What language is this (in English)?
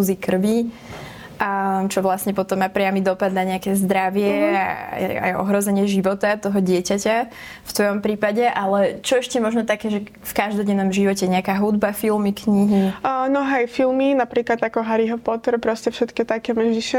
Slovak